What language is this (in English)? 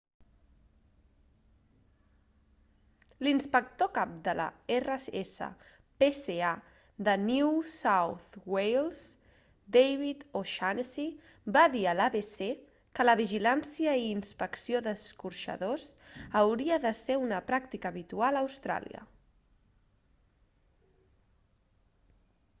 Catalan